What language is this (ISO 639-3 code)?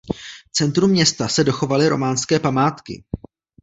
ces